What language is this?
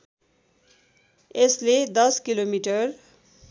Nepali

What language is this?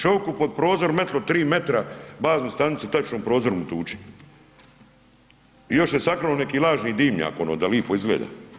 Croatian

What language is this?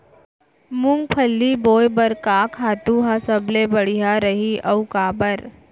Chhattisgarhi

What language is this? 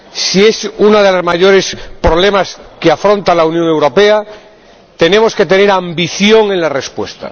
Spanish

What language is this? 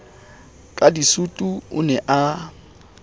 Southern Sotho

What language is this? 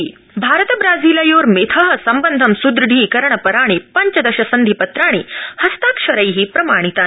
Sanskrit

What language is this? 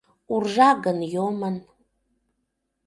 Mari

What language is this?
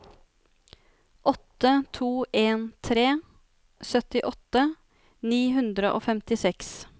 Norwegian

